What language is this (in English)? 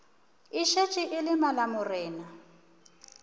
Northern Sotho